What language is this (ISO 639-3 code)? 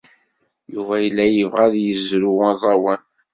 kab